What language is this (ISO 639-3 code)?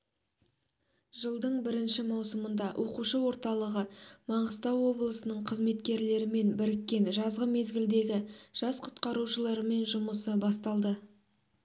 kaz